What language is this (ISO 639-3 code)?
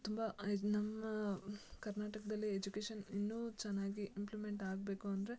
kan